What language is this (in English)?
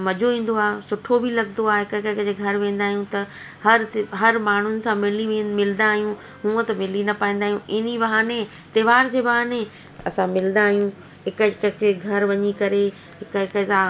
Sindhi